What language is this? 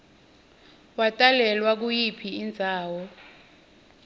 Swati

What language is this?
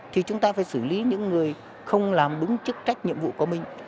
Vietnamese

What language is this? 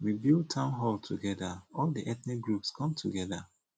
Nigerian Pidgin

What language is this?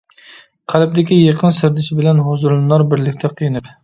Uyghur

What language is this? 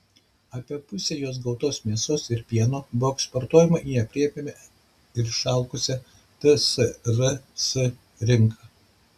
Lithuanian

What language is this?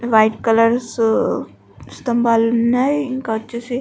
Telugu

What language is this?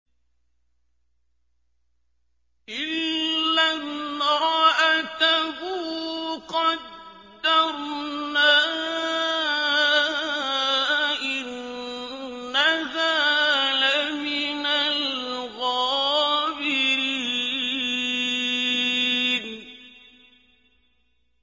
Arabic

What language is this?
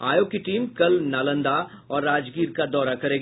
Hindi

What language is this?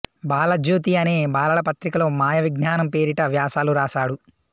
Telugu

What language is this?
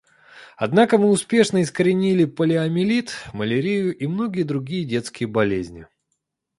Russian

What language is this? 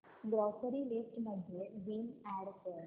Marathi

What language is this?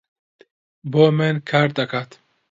Central Kurdish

